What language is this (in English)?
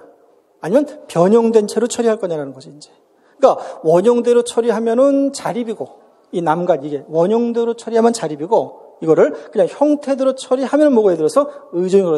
Korean